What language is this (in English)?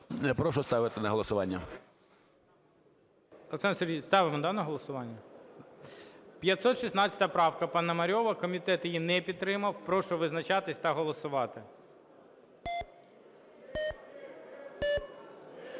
Ukrainian